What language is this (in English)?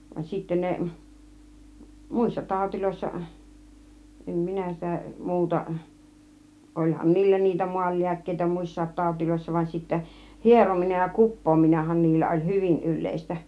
Finnish